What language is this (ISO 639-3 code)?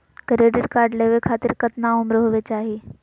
mag